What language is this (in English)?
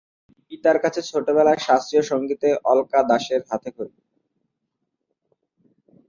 Bangla